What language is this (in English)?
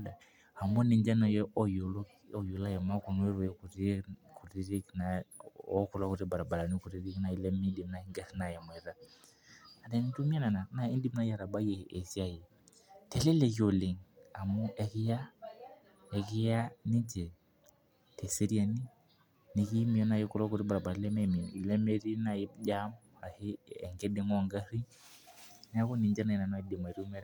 Masai